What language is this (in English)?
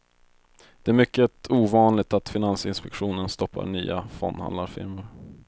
Swedish